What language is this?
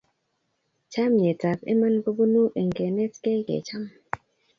Kalenjin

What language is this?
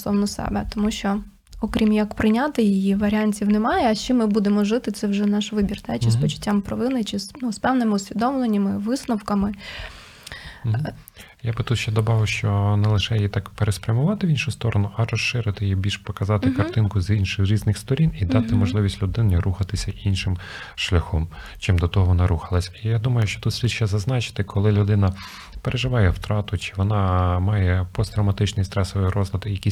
Ukrainian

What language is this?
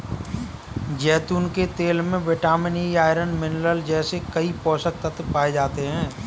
Hindi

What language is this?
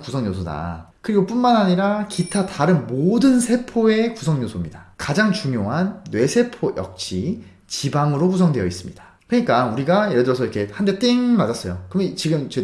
Korean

